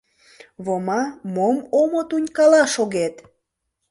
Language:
Mari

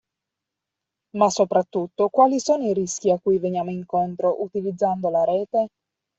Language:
Italian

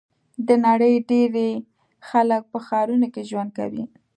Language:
Pashto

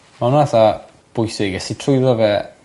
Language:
Welsh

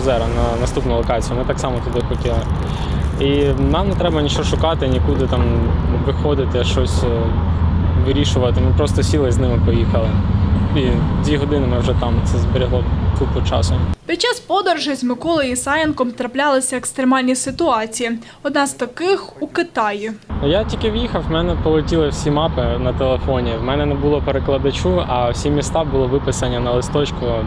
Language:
Ukrainian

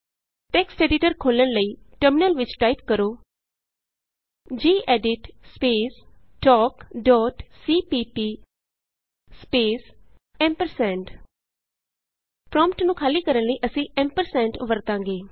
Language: Punjabi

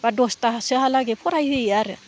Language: Bodo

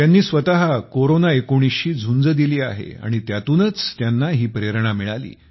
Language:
Marathi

